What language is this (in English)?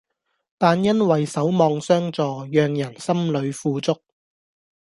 Cantonese